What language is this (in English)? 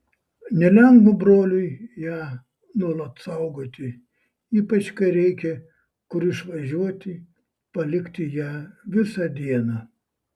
Lithuanian